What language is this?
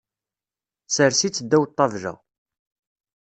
Kabyle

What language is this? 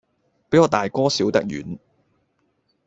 Cantonese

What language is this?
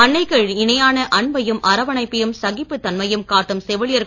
Tamil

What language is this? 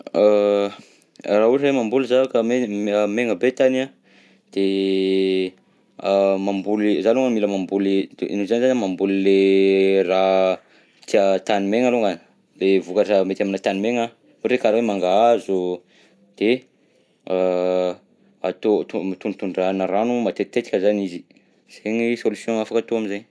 Southern Betsimisaraka Malagasy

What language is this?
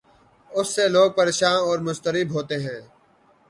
Urdu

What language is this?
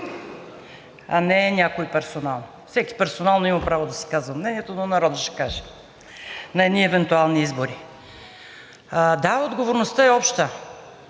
Bulgarian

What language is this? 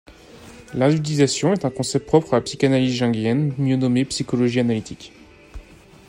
French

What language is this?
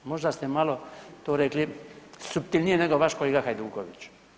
Croatian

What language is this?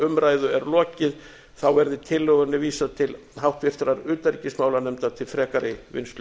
Icelandic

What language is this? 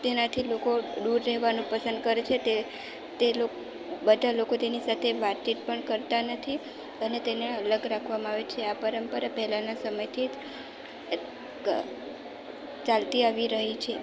Gujarati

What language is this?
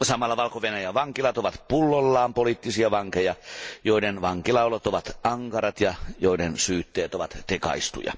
Finnish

